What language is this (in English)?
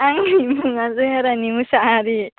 Bodo